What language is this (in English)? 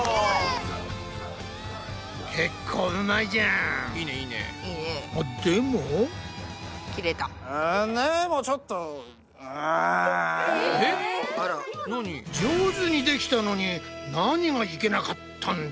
Japanese